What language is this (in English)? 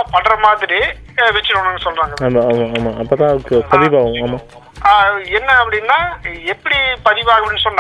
Tamil